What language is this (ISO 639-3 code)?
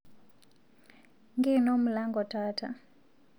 mas